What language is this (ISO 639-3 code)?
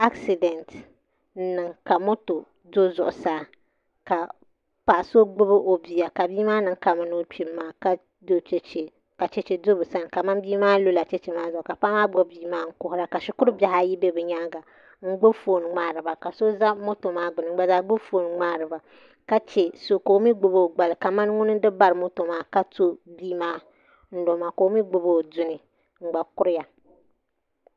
dag